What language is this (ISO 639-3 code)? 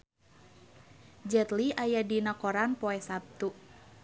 sun